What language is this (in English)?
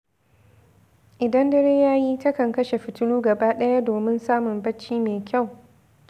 Hausa